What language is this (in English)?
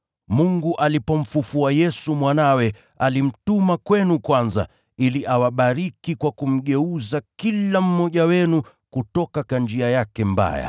Swahili